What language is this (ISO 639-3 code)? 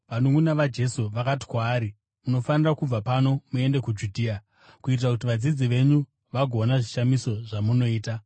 sna